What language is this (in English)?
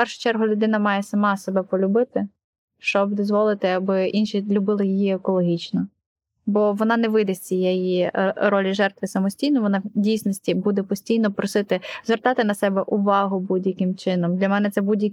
Ukrainian